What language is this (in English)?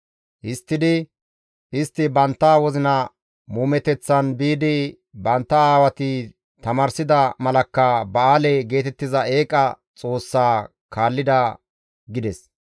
Gamo